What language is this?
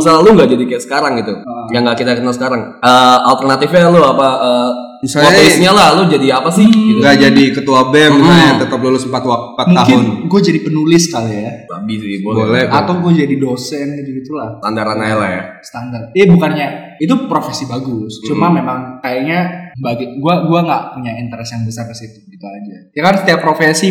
Indonesian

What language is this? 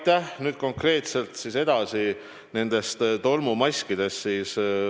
Estonian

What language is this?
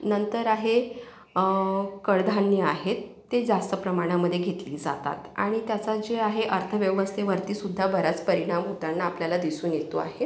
Marathi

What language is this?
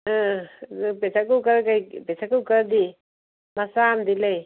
Manipuri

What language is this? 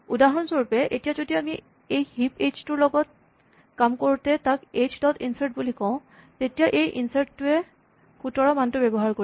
Assamese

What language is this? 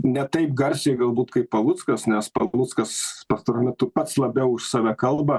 Lithuanian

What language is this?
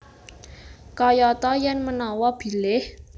Javanese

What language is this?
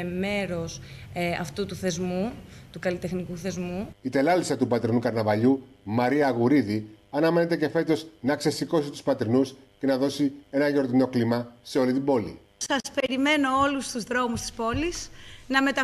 Greek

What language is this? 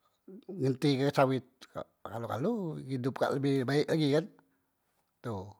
Musi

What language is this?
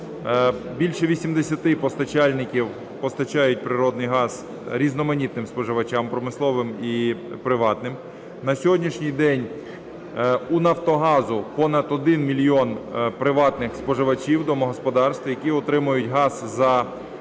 Ukrainian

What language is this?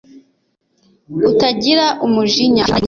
Kinyarwanda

